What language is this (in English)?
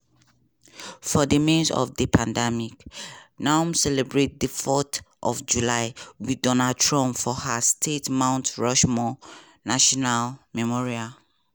Nigerian Pidgin